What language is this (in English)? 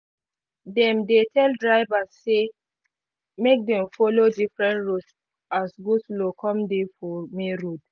Nigerian Pidgin